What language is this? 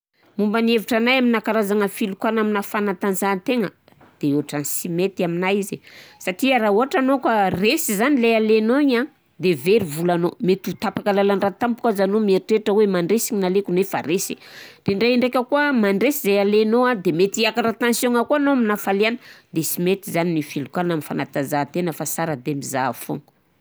Southern Betsimisaraka Malagasy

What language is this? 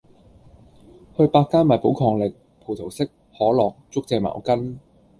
Cantonese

